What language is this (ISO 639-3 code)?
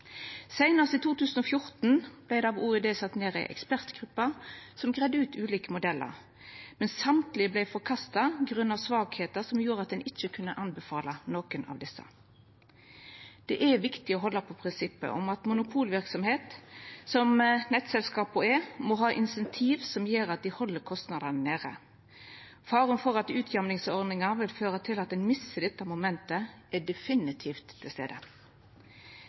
nno